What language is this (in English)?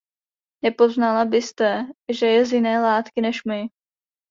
Czech